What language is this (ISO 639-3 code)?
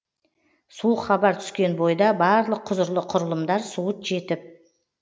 kaz